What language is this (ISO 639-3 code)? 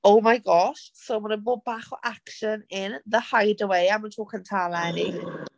cym